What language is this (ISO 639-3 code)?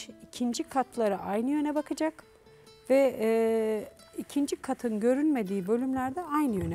tur